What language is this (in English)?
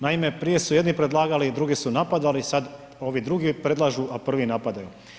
Croatian